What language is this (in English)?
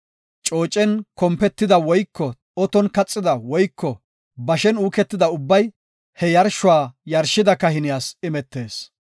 Gofa